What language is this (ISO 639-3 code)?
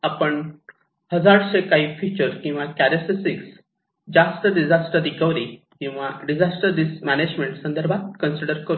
mar